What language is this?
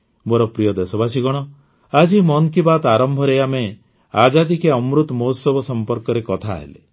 Odia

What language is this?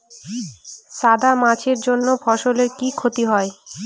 Bangla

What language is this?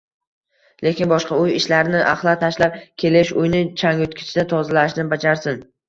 Uzbek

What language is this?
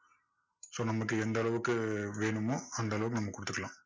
Tamil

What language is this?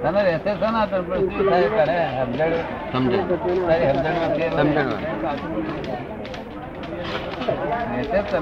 Gujarati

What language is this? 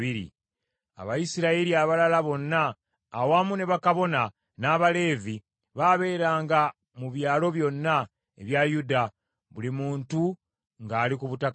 Ganda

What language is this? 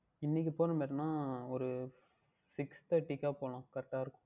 Tamil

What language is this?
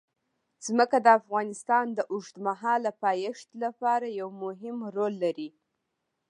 Pashto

